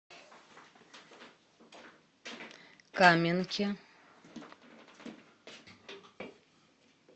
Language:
Russian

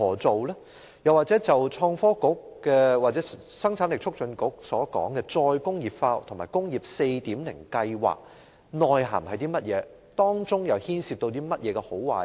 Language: Cantonese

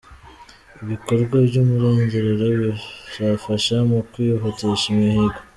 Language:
Kinyarwanda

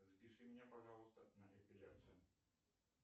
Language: Russian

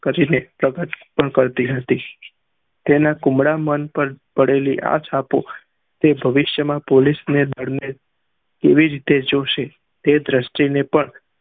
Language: Gujarati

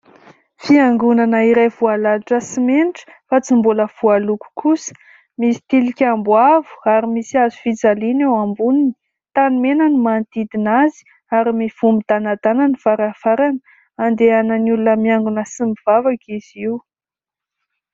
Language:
Malagasy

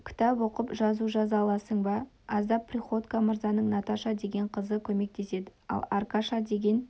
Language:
Kazakh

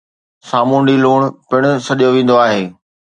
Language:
Sindhi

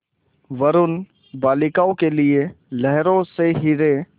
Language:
Hindi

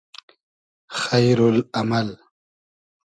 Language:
Hazaragi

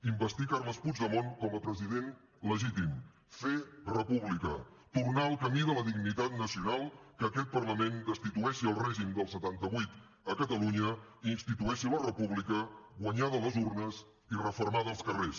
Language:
Catalan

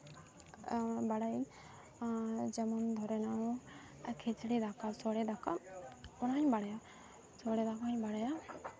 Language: Santali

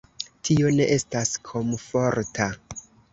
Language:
Esperanto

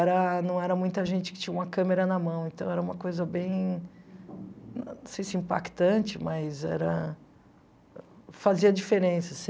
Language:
Portuguese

